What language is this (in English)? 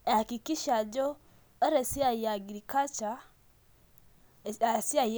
Masai